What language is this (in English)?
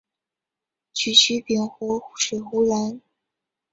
Chinese